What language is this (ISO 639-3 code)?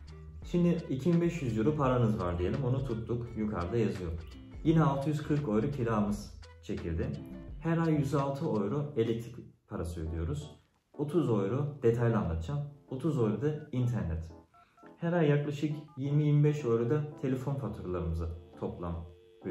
tur